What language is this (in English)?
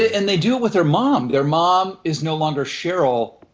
English